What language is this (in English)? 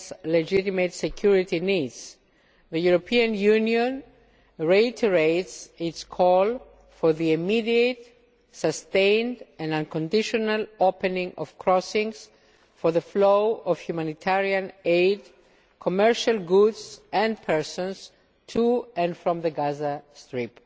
English